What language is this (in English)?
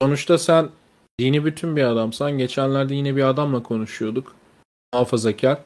Turkish